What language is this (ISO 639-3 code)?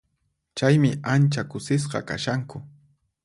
qxp